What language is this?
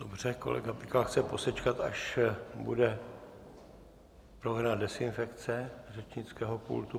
Czech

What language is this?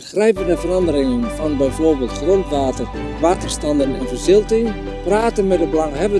Dutch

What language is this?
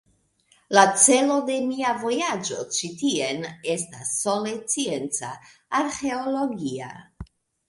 Esperanto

